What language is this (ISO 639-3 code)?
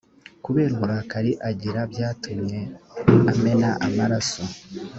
kin